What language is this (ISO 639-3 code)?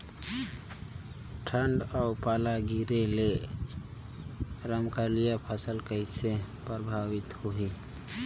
hne